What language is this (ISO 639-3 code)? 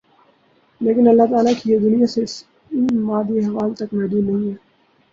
urd